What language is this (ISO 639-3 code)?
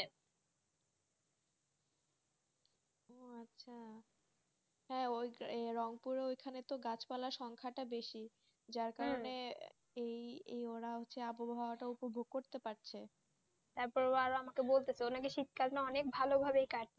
ben